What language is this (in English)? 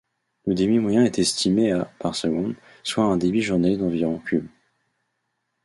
French